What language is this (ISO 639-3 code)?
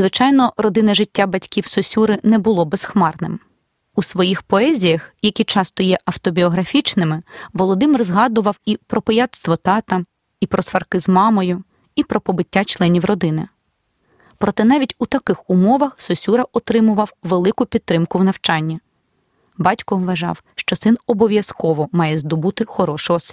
ukr